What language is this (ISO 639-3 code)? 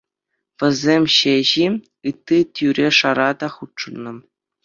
chv